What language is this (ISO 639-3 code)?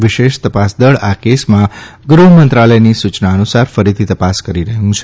guj